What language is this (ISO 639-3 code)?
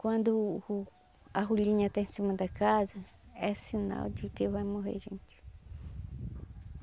por